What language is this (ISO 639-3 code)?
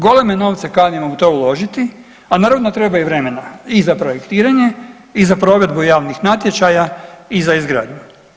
hrv